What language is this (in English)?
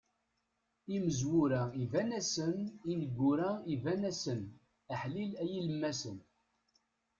Kabyle